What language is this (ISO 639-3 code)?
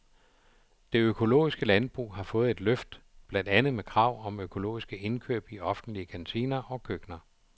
dan